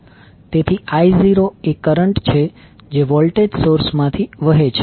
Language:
Gujarati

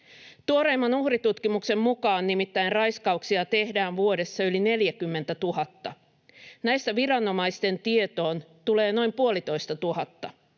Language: Finnish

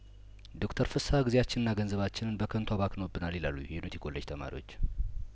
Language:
Amharic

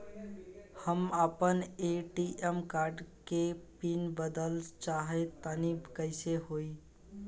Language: Bhojpuri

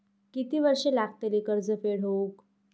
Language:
Marathi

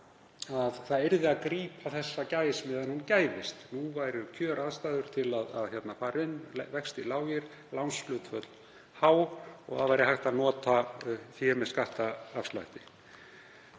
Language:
Icelandic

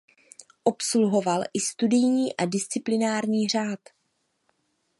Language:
Czech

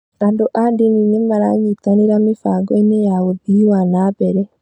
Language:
Kikuyu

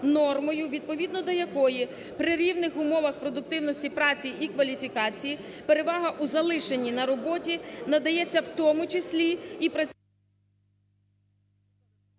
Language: Ukrainian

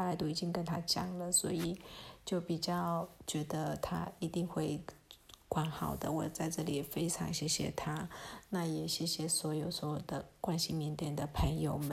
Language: Chinese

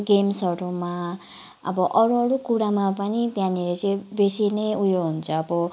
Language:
Nepali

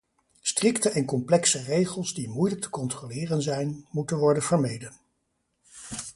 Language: Dutch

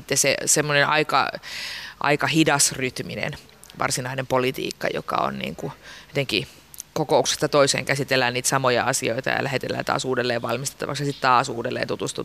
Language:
Finnish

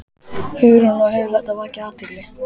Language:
Icelandic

